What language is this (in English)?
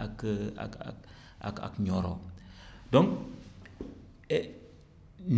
Wolof